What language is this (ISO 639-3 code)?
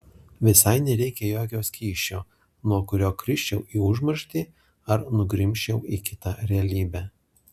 lit